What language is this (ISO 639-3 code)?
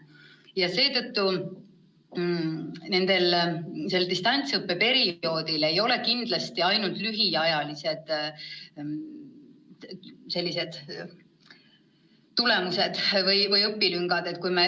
est